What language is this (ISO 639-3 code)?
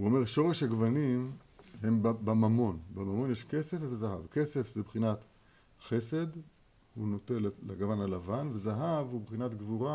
heb